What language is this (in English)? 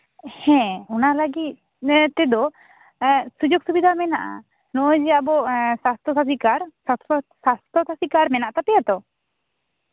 Santali